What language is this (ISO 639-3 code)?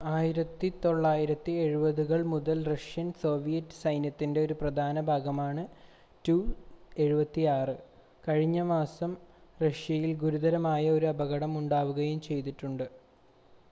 mal